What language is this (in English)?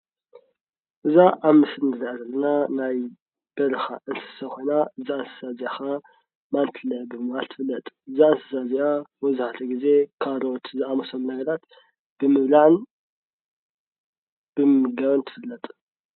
Tigrinya